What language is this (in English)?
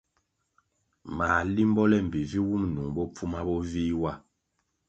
Kwasio